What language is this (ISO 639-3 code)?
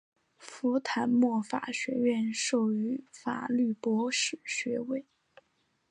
zho